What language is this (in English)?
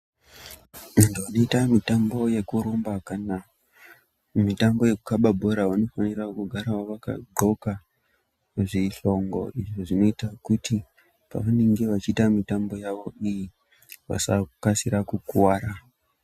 Ndau